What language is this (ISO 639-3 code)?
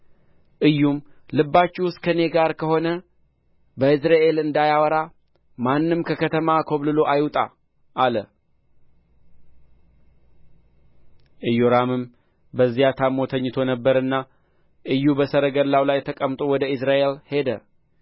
amh